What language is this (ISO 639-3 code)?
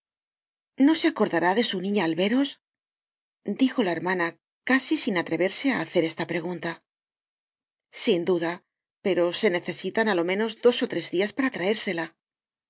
spa